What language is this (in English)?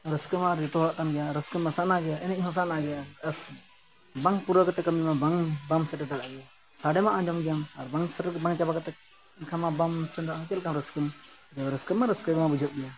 Santali